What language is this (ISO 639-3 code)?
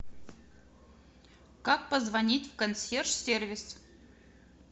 rus